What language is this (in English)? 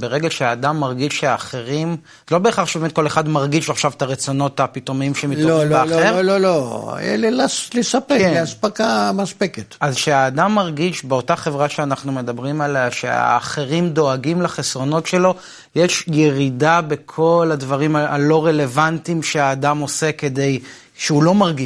Hebrew